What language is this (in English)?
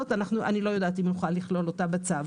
Hebrew